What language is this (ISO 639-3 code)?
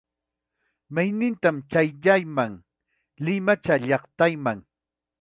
quy